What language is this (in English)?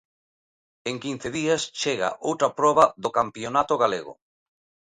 Galician